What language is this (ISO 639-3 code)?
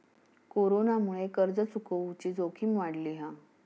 mar